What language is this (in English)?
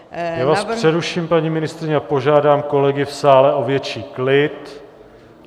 Czech